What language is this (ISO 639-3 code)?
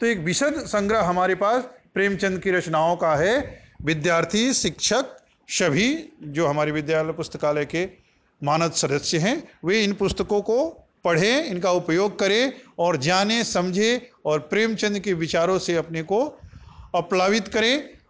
hin